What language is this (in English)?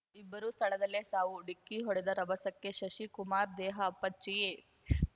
Kannada